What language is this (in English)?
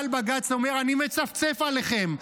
Hebrew